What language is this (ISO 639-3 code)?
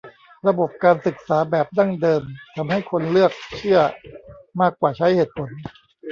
tha